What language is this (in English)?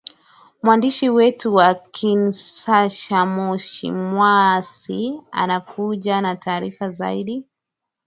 Swahili